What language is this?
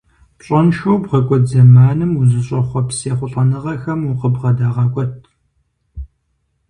Kabardian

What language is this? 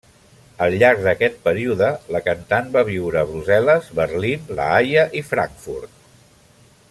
Catalan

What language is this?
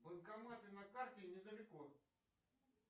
Russian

